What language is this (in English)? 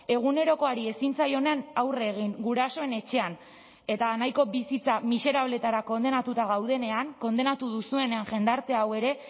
Basque